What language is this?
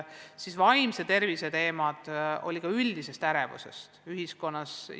Estonian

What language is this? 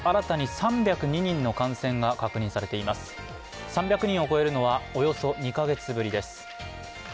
Japanese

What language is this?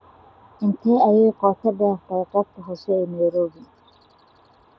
Somali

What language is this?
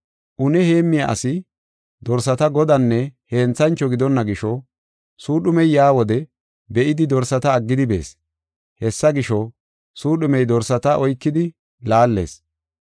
Gofa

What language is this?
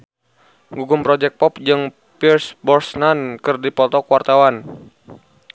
Sundanese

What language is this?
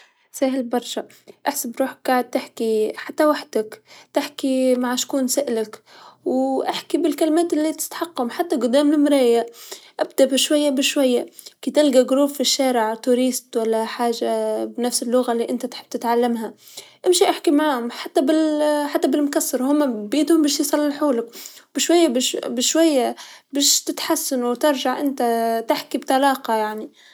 Tunisian Arabic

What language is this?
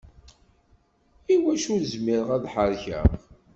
Kabyle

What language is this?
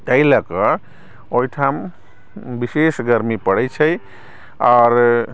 Maithili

